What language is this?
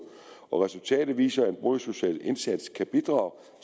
Danish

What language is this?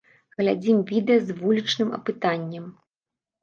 Belarusian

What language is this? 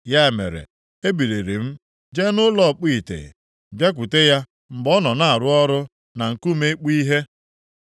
Igbo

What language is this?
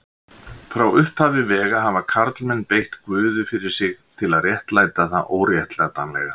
Icelandic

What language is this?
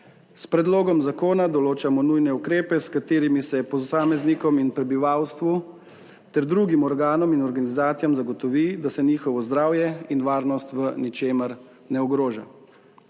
Slovenian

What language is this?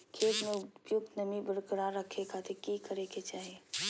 Magahi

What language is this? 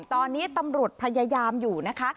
Thai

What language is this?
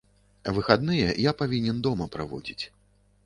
Belarusian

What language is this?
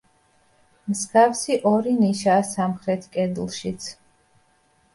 Georgian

